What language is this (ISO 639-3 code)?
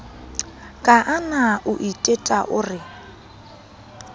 sot